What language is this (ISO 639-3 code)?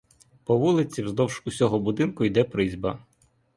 ukr